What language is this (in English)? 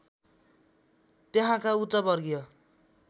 Nepali